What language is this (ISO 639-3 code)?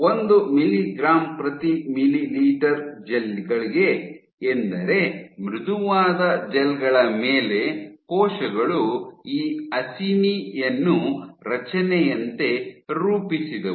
kan